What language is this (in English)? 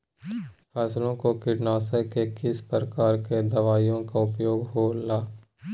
Magahi